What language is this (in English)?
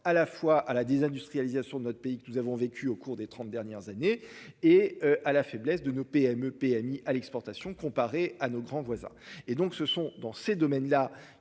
French